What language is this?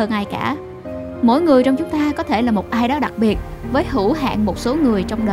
Vietnamese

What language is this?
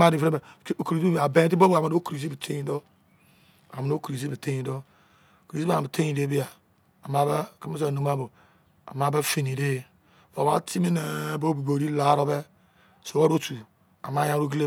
Izon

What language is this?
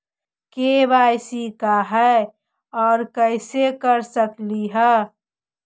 Magahi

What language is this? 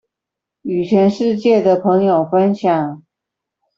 Chinese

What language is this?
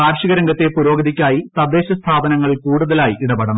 Malayalam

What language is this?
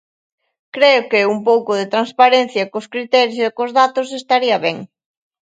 Galician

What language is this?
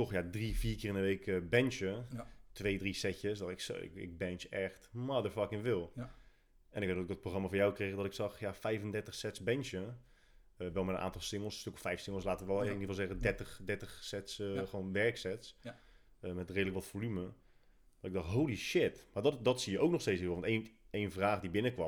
Dutch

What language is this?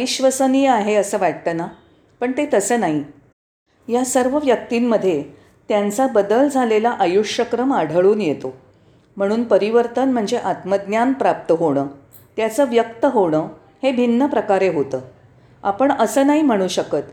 Marathi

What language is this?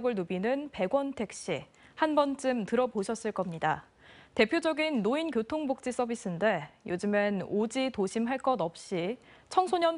Korean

